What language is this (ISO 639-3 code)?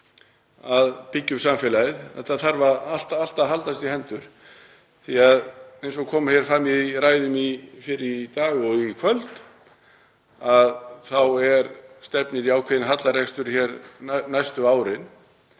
isl